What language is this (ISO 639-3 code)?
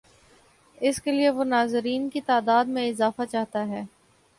urd